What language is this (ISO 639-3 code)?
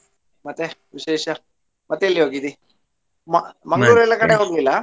kan